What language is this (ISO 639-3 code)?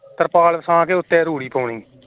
pan